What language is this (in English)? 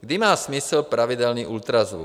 Czech